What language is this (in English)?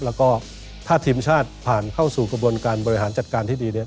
Thai